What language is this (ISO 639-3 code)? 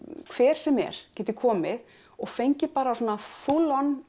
isl